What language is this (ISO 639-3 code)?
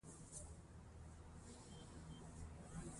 pus